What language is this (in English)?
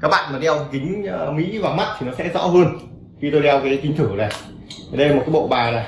Vietnamese